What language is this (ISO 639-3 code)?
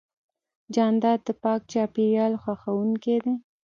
pus